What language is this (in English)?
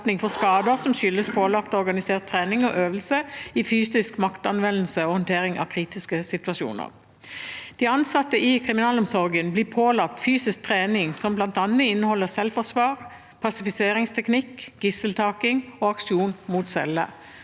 Norwegian